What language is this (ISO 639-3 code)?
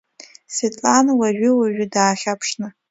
abk